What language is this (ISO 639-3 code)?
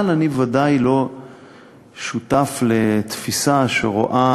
heb